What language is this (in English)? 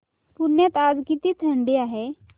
Marathi